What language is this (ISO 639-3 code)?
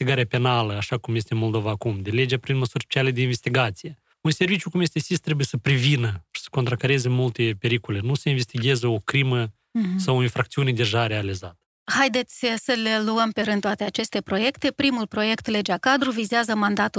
ron